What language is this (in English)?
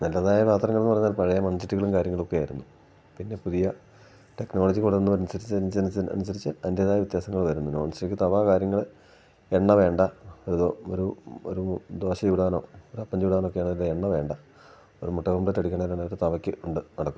Malayalam